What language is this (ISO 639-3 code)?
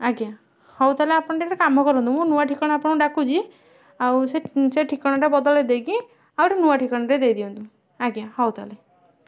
ori